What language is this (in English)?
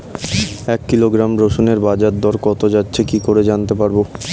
Bangla